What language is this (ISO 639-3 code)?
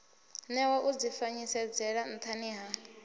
ven